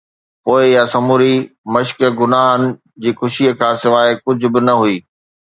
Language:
Sindhi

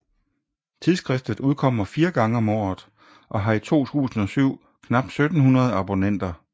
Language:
Danish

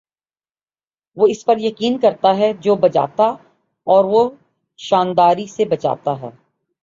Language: Urdu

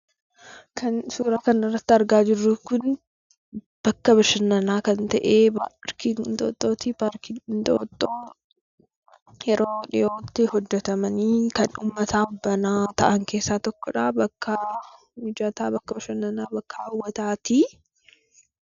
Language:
Oromo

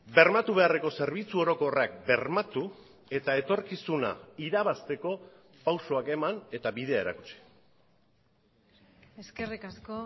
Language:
Basque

